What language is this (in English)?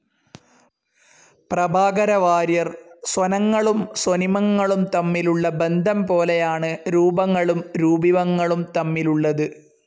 Malayalam